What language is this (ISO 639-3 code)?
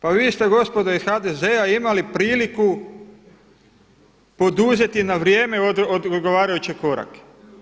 hrv